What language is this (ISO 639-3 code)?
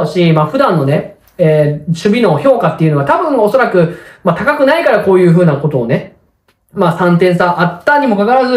jpn